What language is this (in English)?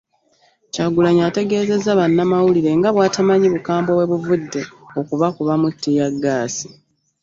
Ganda